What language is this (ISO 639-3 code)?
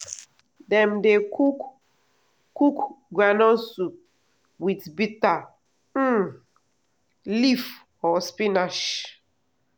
pcm